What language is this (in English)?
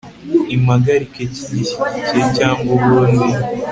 Kinyarwanda